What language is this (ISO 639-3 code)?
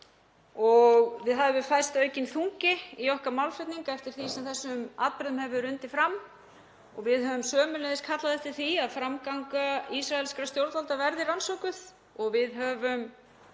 isl